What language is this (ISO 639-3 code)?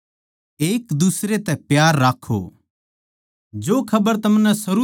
bgc